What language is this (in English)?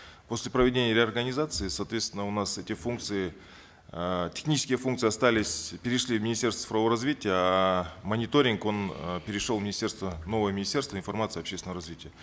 Kazakh